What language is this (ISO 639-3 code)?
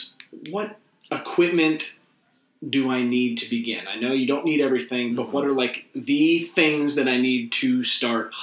eng